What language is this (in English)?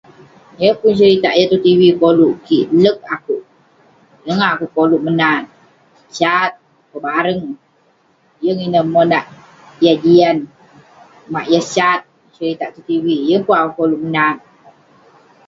Western Penan